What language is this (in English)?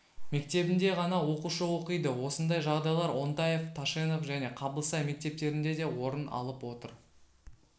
Kazakh